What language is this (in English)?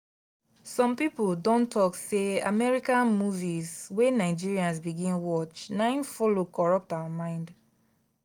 Nigerian Pidgin